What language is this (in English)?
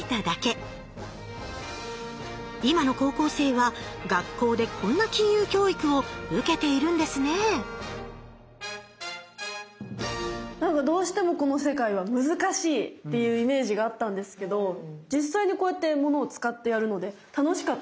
Japanese